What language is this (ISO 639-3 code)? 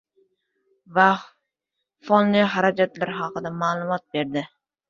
uzb